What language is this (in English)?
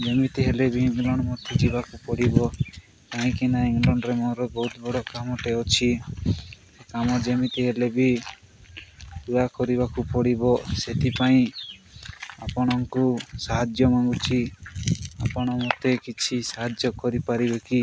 Odia